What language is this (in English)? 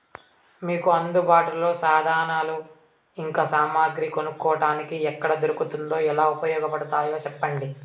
Telugu